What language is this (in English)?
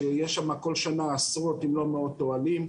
Hebrew